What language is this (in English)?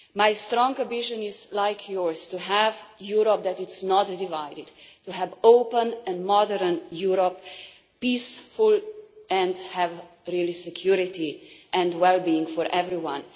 English